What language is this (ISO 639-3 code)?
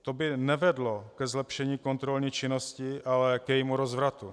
ces